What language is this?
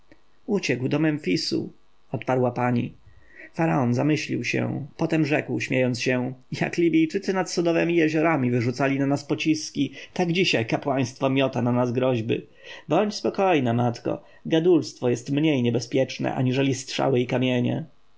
Polish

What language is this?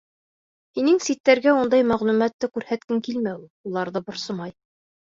Bashkir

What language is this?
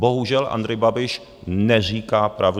Czech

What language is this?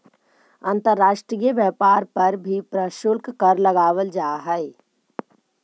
Magahi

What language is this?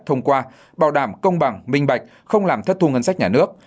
Vietnamese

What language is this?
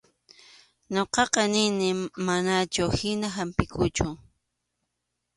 Arequipa-La Unión Quechua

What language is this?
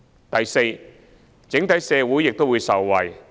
Cantonese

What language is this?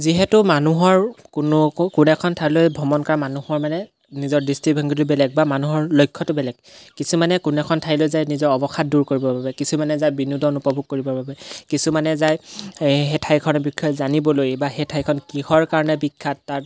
Assamese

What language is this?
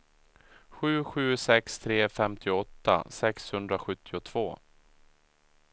Swedish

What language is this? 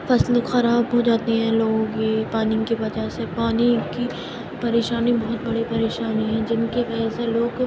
Urdu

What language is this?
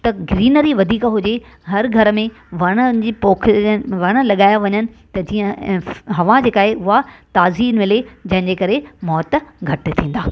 Sindhi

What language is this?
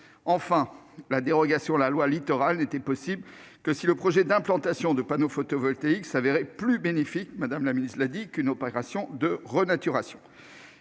French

